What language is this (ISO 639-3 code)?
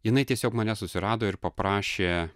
lit